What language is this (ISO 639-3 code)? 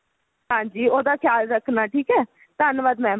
pan